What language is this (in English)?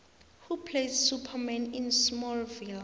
South Ndebele